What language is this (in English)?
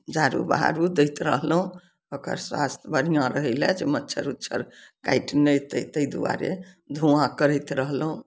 Maithili